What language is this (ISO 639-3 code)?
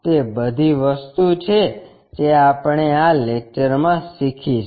guj